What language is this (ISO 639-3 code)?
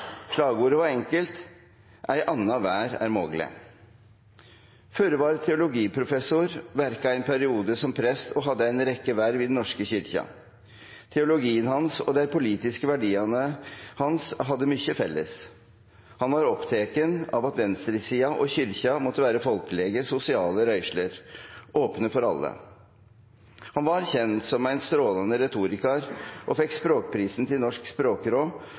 nno